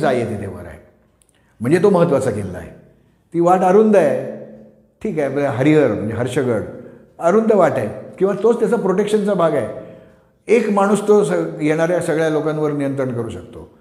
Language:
Marathi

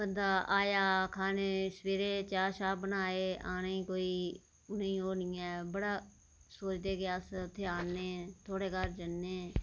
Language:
Dogri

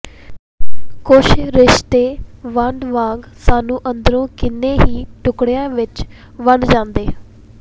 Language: Punjabi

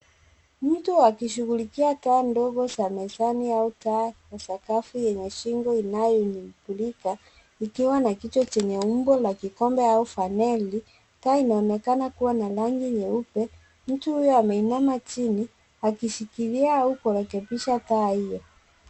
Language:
Swahili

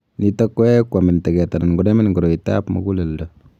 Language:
Kalenjin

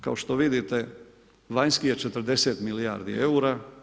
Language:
Croatian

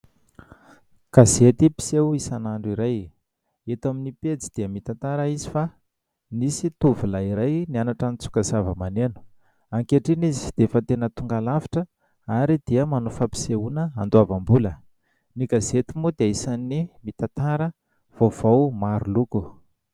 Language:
Malagasy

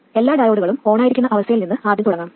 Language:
Malayalam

